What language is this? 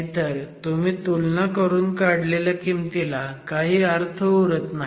Marathi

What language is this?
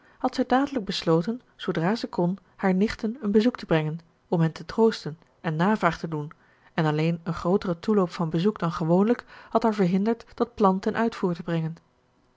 Dutch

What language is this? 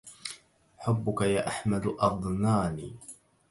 Arabic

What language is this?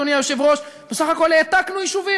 Hebrew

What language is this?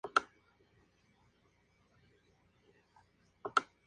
Spanish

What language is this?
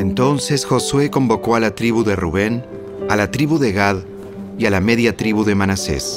Spanish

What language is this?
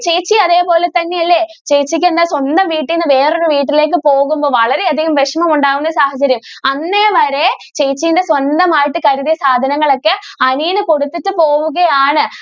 Malayalam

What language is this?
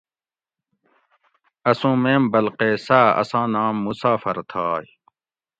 Gawri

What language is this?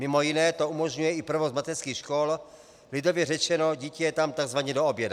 Czech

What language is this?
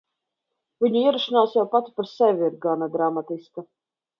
Latvian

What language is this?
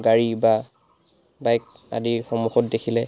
Assamese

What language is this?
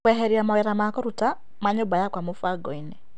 Kikuyu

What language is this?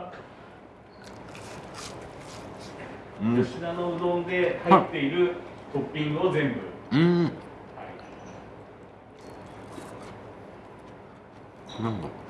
Japanese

